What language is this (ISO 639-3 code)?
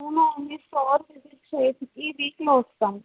tel